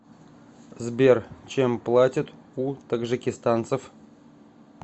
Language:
Russian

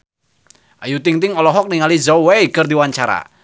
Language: Sundanese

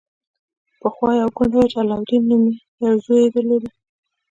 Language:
Pashto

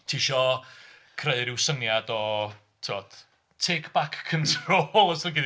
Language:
Welsh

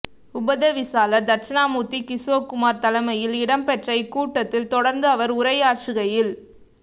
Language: Tamil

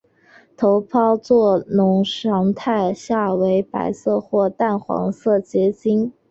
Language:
Chinese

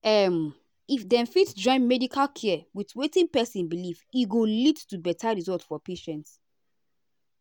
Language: Nigerian Pidgin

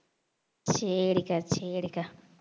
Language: Tamil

